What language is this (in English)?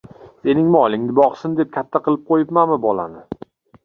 Uzbek